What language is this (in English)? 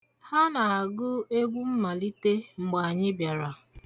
Igbo